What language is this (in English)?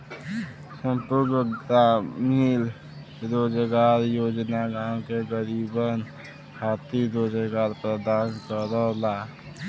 Bhojpuri